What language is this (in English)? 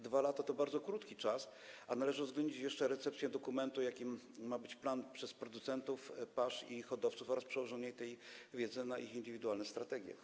Polish